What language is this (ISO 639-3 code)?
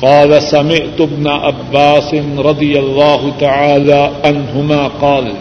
urd